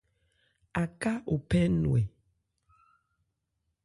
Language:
Ebrié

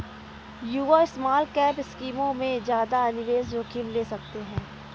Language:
Hindi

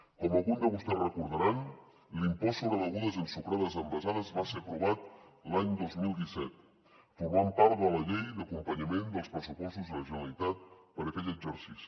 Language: Catalan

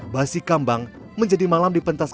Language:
Indonesian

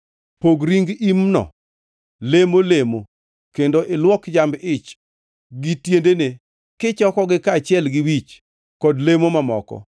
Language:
Luo (Kenya and Tanzania)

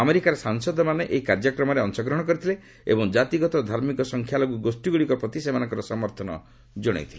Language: Odia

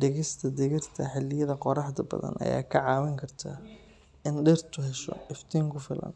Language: Somali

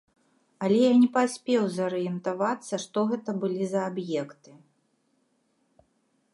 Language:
Belarusian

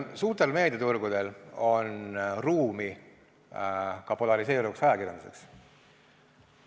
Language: Estonian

